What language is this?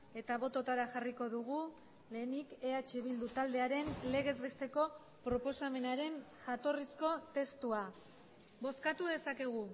Basque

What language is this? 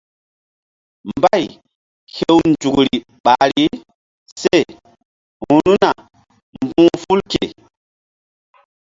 Mbum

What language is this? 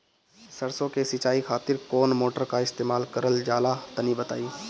Bhojpuri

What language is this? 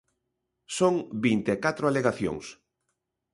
Galician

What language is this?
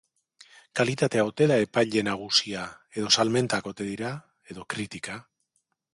Basque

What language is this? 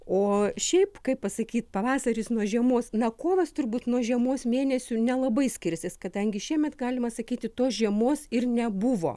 Lithuanian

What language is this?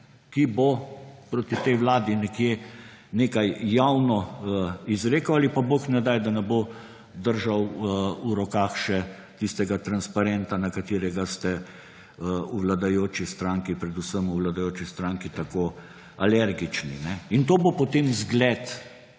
Slovenian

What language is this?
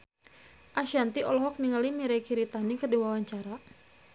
Sundanese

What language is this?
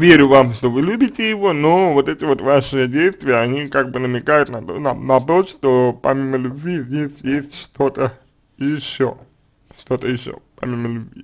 Russian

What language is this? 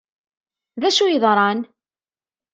Kabyle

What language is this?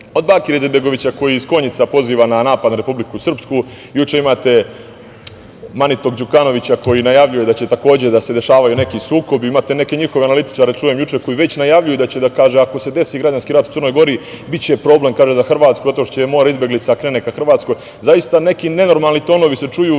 Serbian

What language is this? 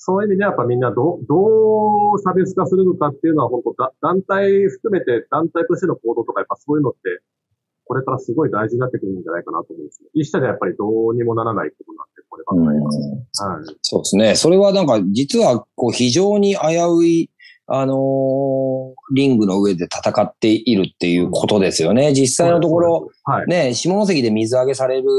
Japanese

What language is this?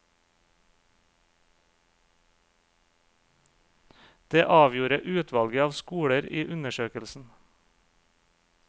Norwegian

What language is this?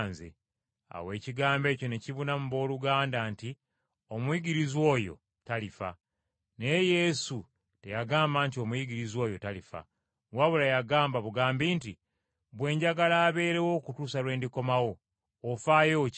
Ganda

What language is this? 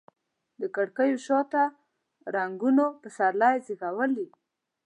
Pashto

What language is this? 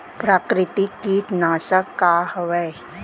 Chhattisgarhi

